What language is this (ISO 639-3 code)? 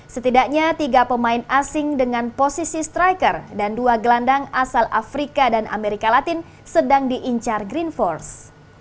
ind